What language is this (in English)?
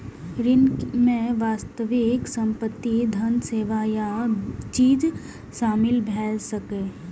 Maithili